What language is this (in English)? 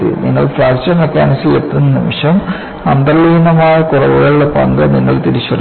Malayalam